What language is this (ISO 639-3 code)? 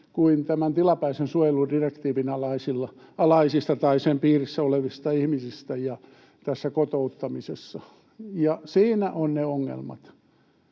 fin